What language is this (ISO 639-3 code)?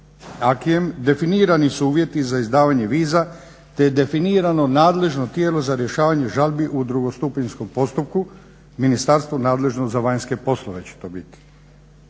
hrv